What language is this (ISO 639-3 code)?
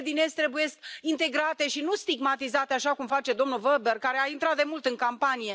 ron